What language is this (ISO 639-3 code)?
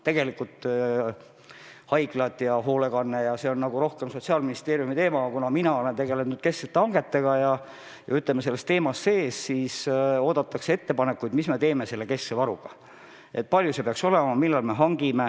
est